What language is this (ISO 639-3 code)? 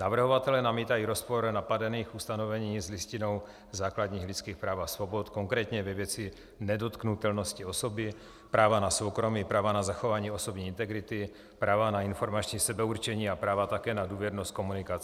ces